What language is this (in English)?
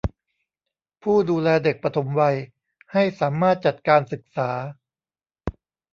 Thai